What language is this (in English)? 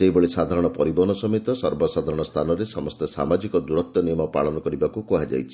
Odia